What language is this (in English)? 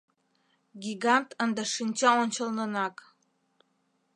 Mari